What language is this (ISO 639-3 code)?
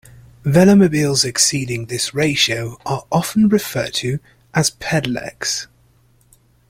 eng